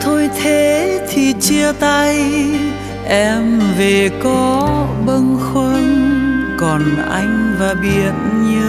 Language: Vietnamese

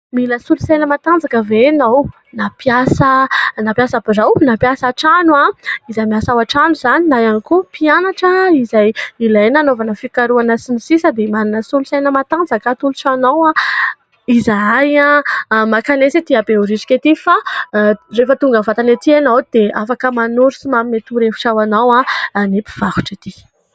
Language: Malagasy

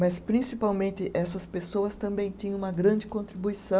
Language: Portuguese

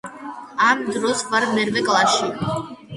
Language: Georgian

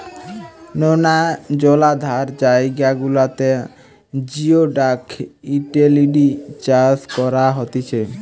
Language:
Bangla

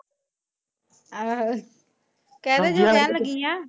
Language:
Punjabi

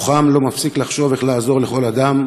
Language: Hebrew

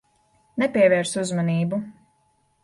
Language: Latvian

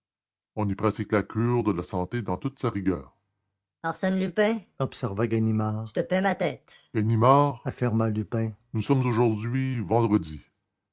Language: French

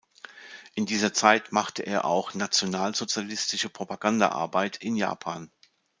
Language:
German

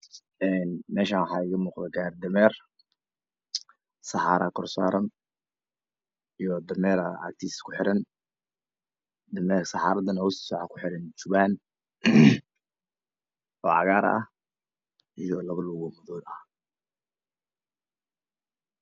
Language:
Somali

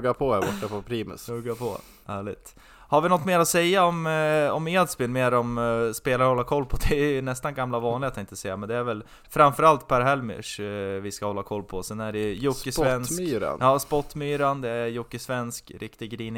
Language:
Swedish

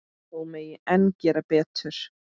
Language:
Icelandic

